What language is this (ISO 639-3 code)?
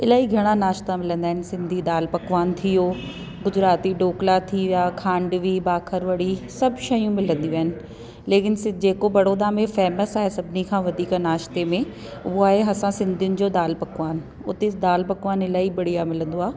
snd